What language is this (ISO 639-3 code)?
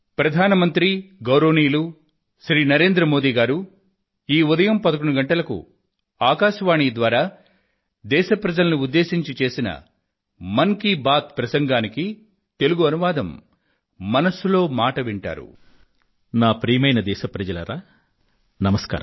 tel